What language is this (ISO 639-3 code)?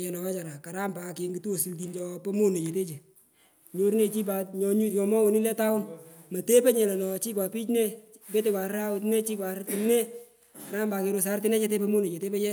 pko